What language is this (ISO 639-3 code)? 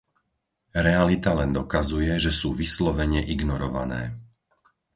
slk